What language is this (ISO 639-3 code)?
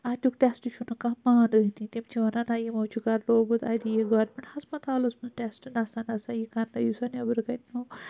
kas